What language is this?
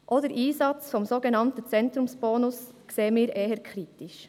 Swiss German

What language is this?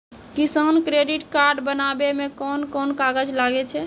Maithili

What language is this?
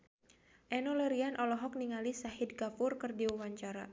Sundanese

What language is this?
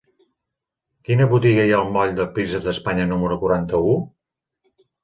Catalan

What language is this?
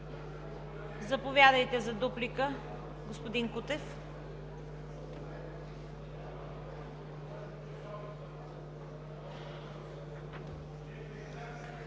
Bulgarian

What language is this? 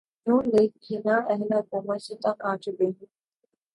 Urdu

